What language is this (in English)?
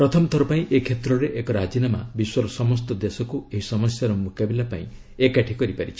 Odia